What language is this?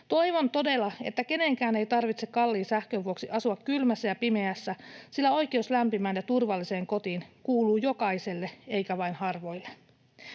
Finnish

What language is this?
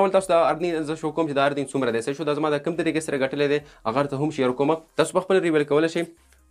Romanian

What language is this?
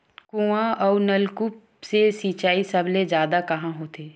Chhattisgarhi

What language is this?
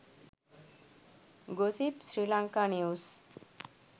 Sinhala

